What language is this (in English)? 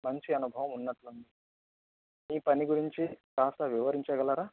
Telugu